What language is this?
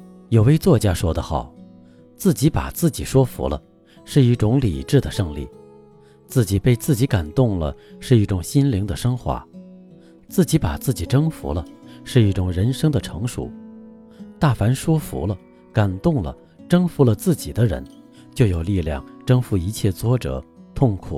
Chinese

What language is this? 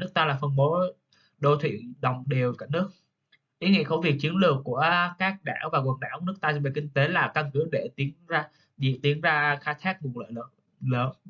Vietnamese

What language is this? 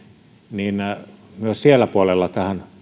Finnish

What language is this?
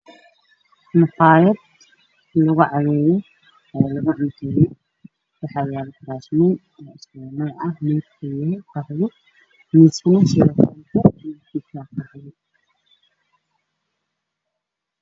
Somali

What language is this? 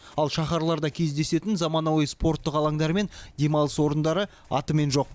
Kazakh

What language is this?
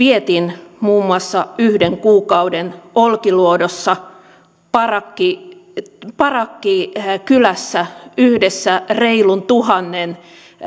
Finnish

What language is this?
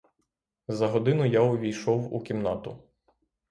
Ukrainian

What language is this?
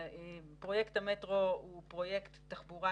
Hebrew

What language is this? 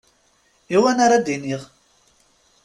Kabyle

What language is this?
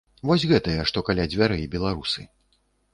Belarusian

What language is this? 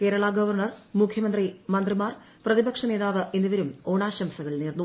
Malayalam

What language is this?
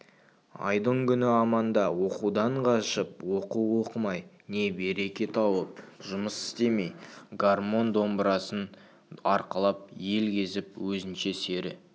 Kazakh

